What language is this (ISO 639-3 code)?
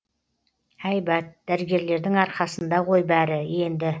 kaz